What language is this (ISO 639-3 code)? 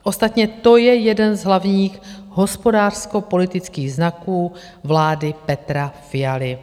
ces